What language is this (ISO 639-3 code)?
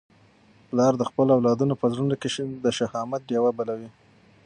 pus